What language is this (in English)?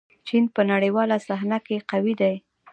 Pashto